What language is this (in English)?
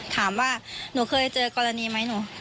Thai